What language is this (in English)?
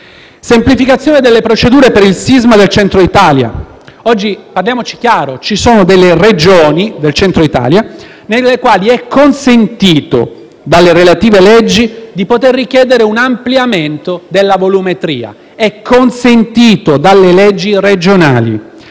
Italian